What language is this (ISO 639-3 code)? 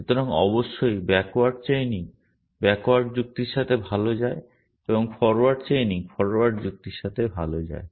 ben